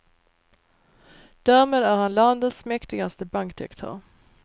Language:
Swedish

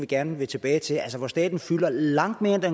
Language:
Danish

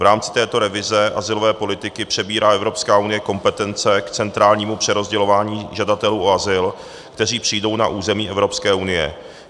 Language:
Czech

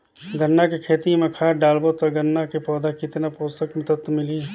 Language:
Chhattisgarhi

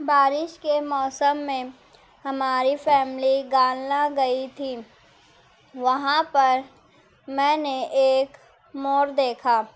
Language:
Urdu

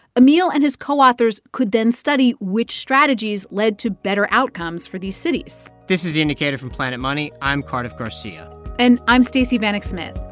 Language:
English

